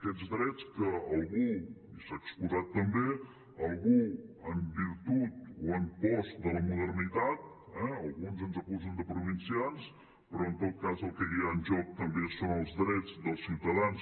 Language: Catalan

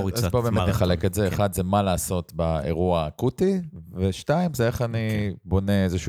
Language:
Hebrew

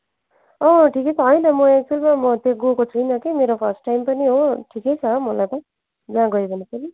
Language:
Nepali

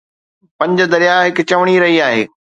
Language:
Sindhi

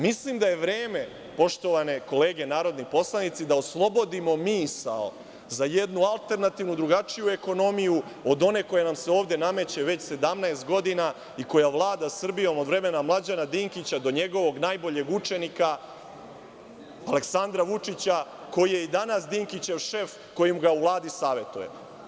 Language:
Serbian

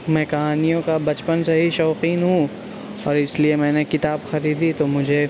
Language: Urdu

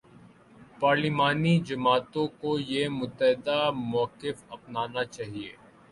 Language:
Urdu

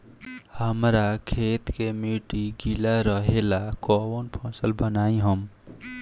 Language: Bhojpuri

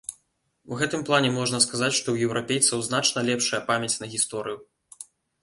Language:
Belarusian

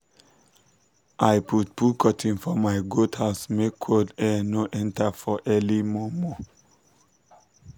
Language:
Nigerian Pidgin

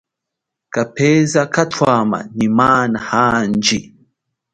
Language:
Chokwe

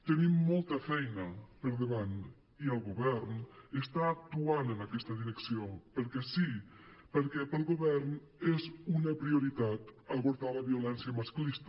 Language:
Catalan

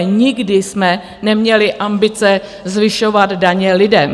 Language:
Czech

